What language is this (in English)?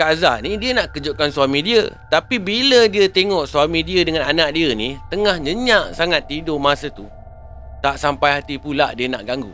Malay